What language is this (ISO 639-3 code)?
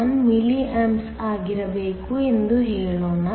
kan